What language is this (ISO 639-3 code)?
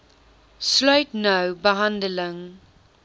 afr